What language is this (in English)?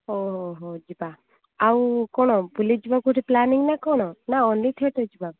Odia